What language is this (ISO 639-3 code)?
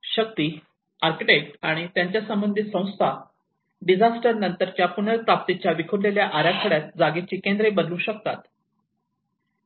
mar